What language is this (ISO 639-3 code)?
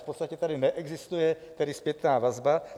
ces